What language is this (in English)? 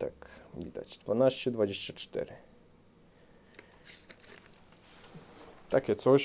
Polish